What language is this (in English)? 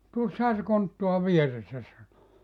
Finnish